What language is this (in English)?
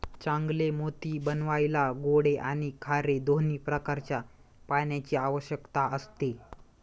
Marathi